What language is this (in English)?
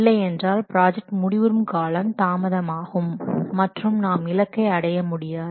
Tamil